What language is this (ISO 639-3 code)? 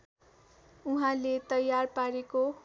nep